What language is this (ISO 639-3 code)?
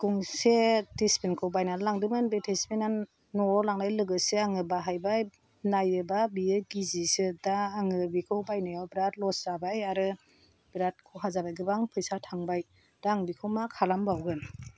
brx